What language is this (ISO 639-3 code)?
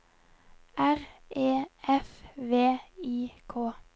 nor